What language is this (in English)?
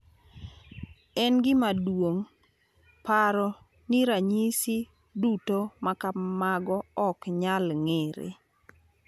Luo (Kenya and Tanzania)